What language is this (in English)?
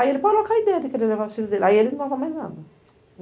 Portuguese